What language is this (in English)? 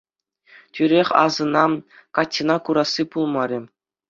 Chuvash